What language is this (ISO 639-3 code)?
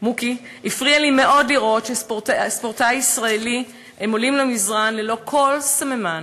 heb